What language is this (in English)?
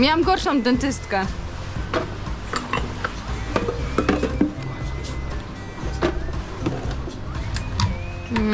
Polish